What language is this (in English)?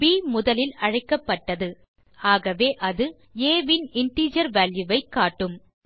Tamil